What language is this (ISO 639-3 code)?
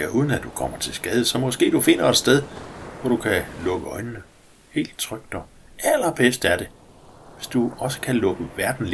dan